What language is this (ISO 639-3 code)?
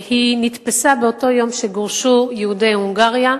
heb